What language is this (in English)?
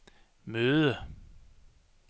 Danish